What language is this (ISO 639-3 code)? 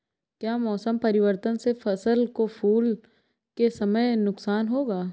hin